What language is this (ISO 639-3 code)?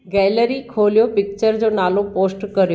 snd